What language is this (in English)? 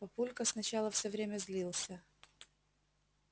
Russian